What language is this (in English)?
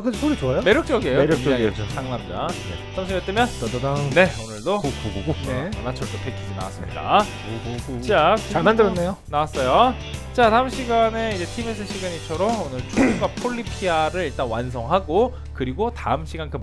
Korean